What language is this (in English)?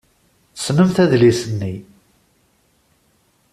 Kabyle